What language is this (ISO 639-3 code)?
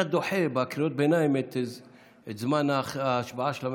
heb